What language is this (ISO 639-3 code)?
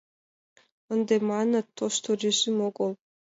chm